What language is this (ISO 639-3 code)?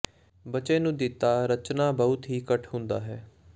pan